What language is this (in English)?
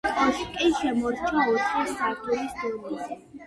Georgian